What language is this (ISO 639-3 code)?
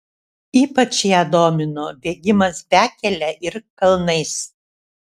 lit